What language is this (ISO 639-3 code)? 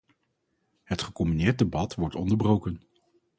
nld